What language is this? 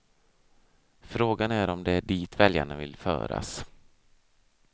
Swedish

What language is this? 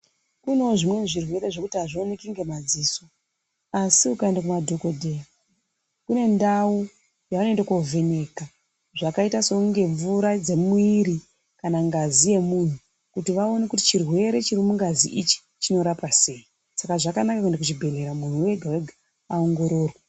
Ndau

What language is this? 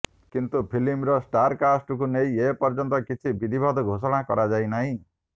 Odia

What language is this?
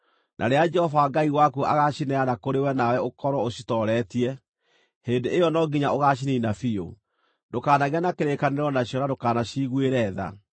Kikuyu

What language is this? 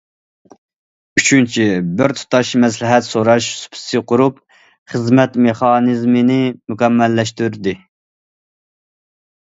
Uyghur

